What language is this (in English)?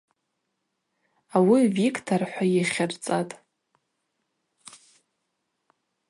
Abaza